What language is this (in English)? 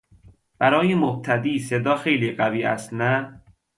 Persian